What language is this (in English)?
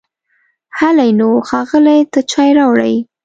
Pashto